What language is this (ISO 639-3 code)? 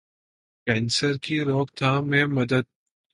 urd